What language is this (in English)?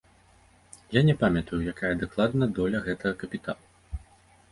Belarusian